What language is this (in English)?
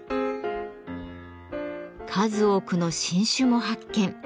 Japanese